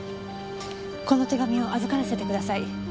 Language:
Japanese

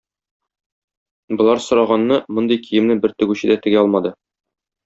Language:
Tatar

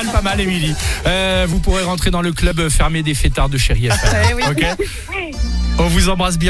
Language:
French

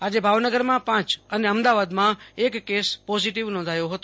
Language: Gujarati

